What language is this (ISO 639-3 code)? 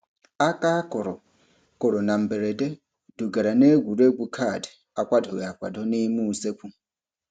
ibo